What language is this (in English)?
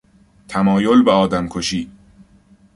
Persian